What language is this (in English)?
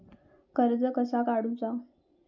Marathi